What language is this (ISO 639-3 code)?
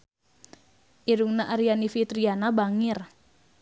sun